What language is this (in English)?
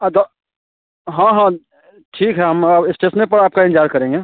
Hindi